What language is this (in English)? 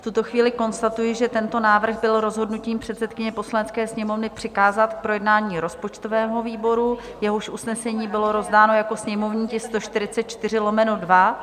Czech